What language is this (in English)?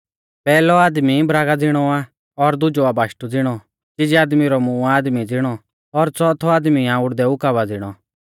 Mahasu Pahari